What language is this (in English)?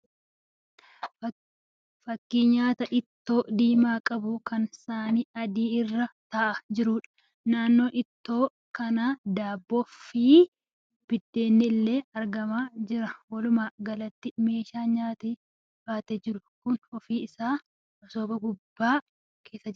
Oromo